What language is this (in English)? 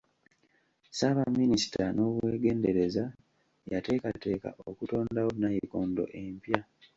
Ganda